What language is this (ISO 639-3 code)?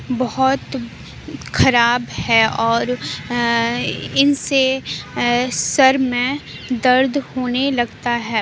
urd